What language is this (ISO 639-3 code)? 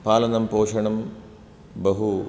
san